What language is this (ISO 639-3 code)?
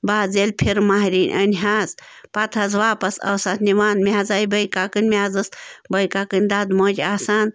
kas